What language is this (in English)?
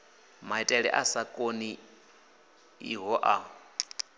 Venda